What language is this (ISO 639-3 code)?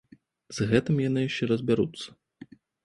bel